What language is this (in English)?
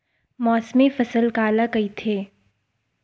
Chhattisgarhi